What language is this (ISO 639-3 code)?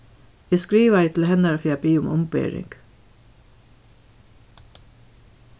fao